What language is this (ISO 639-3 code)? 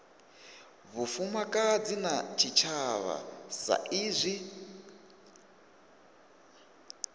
ven